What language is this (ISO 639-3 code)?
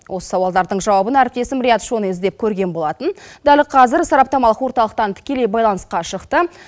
kaz